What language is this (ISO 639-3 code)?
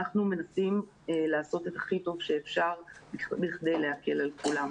heb